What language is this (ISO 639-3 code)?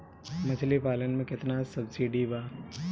bho